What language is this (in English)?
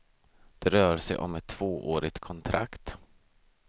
Swedish